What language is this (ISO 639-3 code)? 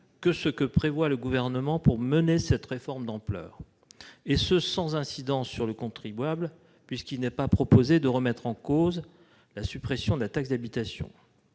fra